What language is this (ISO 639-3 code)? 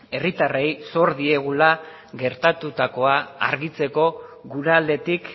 eus